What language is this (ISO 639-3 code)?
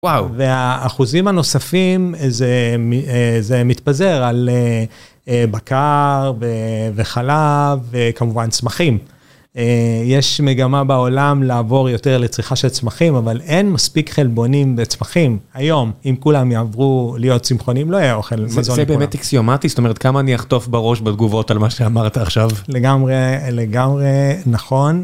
heb